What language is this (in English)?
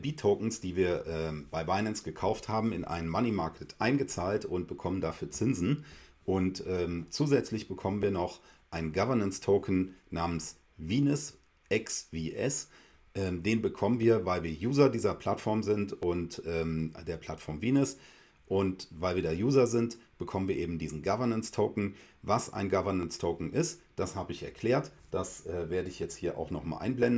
German